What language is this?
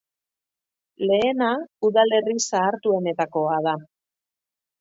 Basque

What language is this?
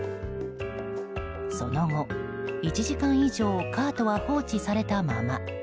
Japanese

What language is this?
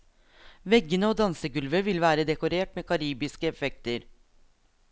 Norwegian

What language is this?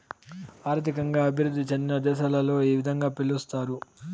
Telugu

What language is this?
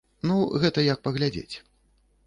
Belarusian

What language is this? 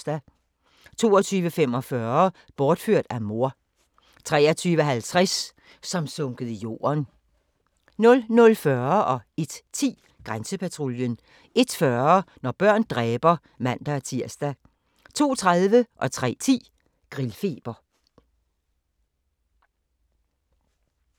Danish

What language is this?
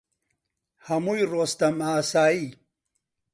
Central Kurdish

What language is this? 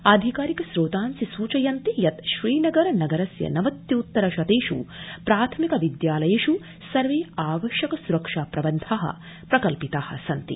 Sanskrit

